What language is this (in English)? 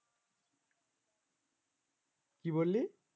Bangla